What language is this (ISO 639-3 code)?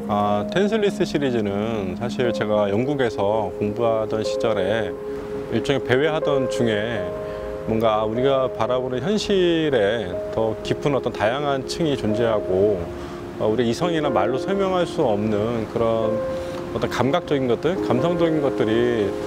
kor